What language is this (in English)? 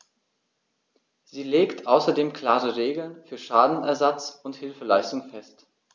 German